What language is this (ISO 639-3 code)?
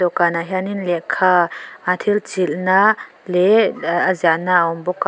lus